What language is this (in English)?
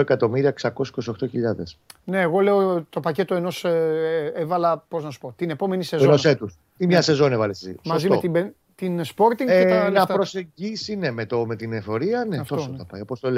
Greek